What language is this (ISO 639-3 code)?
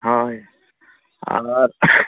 sat